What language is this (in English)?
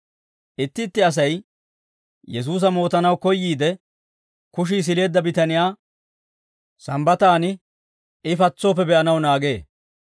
Dawro